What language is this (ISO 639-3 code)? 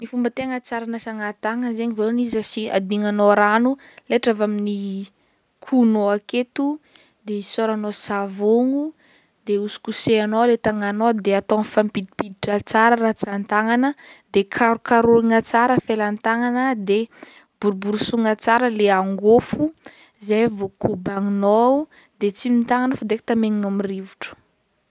bmm